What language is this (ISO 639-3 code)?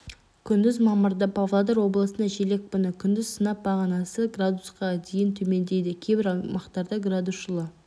kaz